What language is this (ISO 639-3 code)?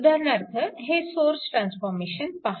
mar